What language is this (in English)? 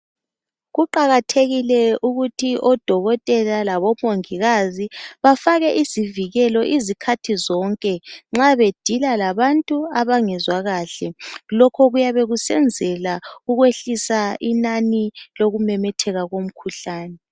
North Ndebele